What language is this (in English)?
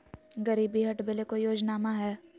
Magahi